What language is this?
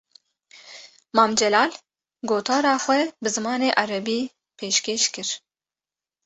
Kurdish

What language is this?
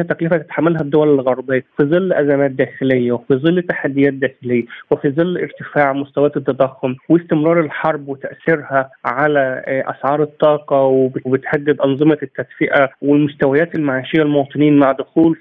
Arabic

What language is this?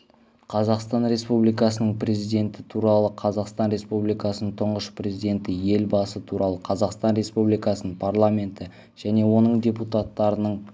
Kazakh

